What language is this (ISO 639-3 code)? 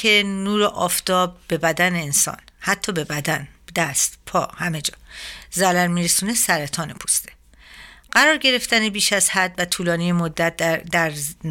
fas